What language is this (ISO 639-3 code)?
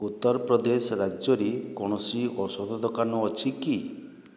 ori